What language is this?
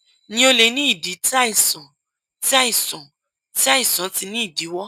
Yoruba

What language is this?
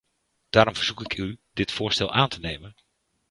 Dutch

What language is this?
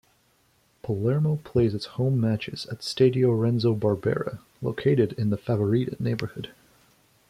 English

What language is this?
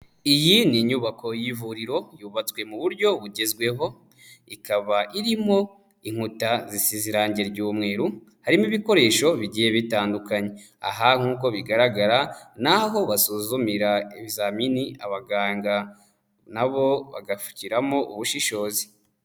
Kinyarwanda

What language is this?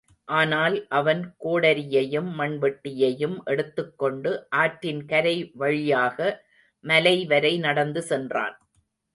Tamil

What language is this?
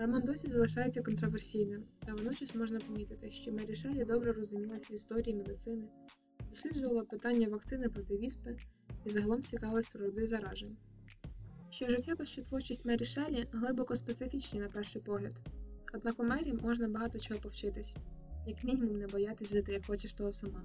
Ukrainian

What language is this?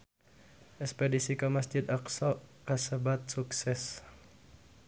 Sundanese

